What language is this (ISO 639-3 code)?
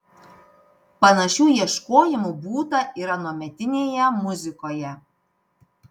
lit